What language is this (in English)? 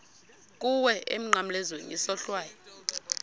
Xhosa